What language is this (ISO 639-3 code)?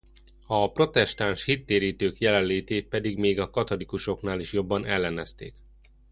hun